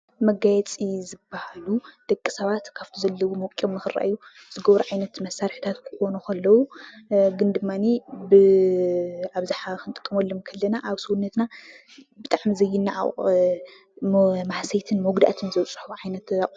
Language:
Tigrinya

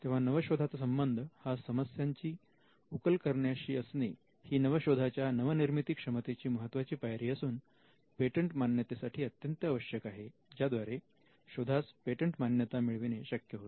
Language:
Marathi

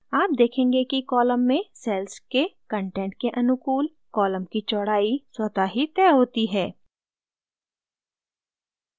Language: Hindi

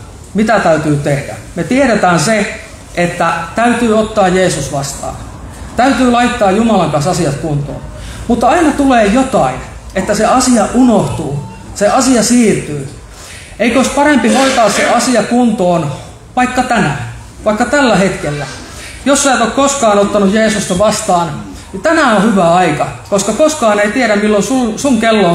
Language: Finnish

